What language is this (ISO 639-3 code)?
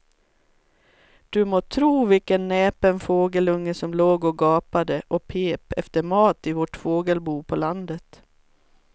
swe